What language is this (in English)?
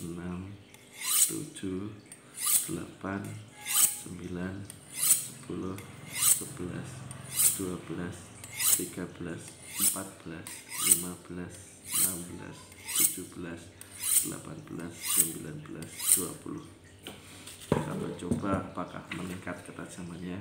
Indonesian